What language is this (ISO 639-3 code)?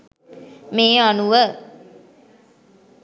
sin